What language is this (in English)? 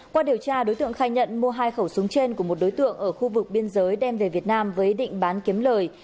Vietnamese